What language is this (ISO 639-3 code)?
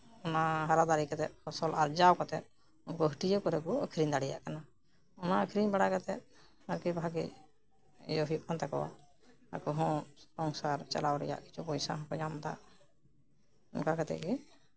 sat